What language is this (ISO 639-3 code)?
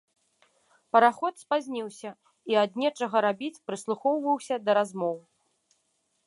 bel